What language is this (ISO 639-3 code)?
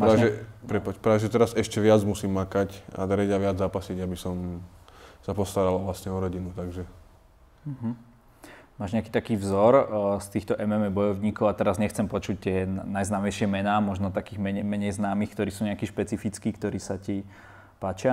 slk